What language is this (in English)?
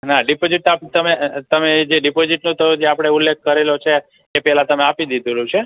Gujarati